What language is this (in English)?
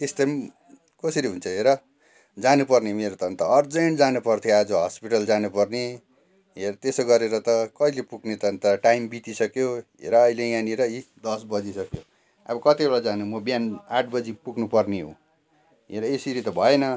Nepali